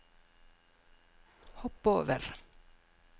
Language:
Norwegian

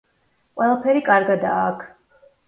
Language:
Georgian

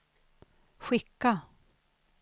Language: Swedish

